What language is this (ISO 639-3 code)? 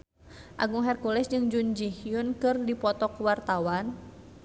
sun